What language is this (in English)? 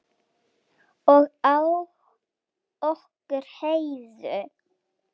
Icelandic